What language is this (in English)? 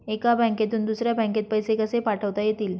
Marathi